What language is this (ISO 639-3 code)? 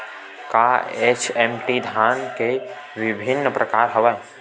hne